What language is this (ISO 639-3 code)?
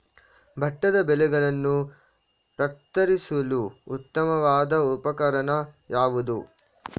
kan